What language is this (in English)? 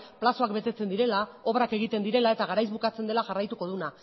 Basque